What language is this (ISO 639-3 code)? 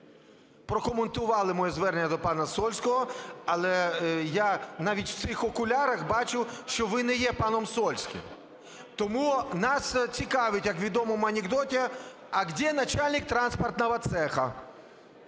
ukr